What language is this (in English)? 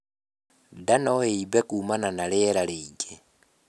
Kikuyu